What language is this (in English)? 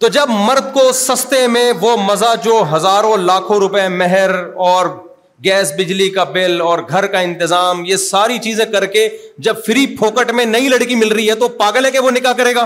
Urdu